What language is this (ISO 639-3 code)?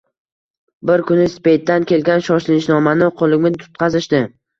uzb